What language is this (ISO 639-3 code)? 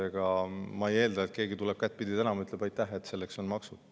est